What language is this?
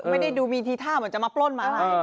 Thai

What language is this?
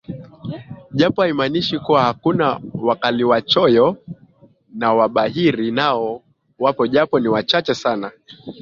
Swahili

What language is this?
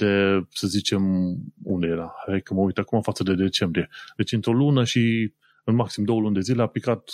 Romanian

